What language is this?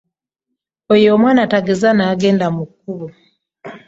Ganda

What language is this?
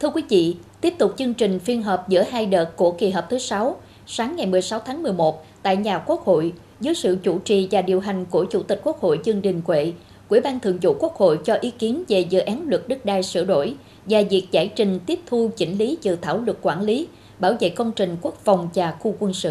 Vietnamese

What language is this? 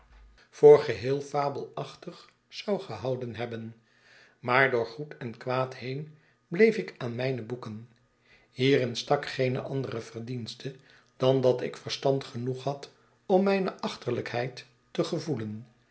Dutch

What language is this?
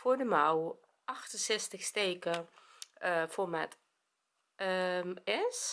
Dutch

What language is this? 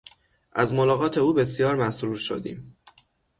Persian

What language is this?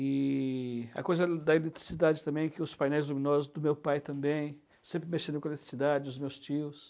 Portuguese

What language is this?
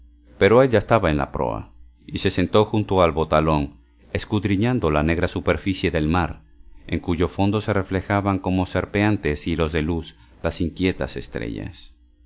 Spanish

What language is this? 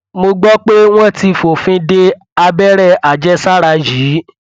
Yoruba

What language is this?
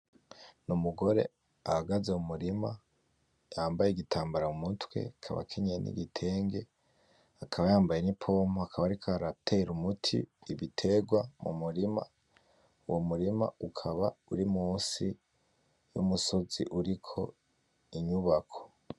Rundi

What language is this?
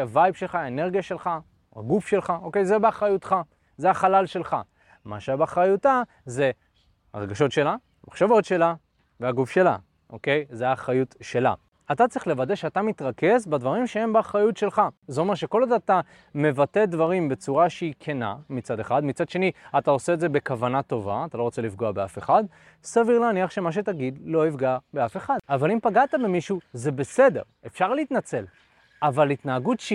Hebrew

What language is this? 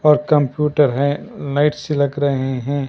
Hindi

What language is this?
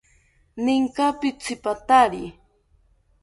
South Ucayali Ashéninka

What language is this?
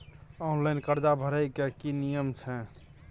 Maithili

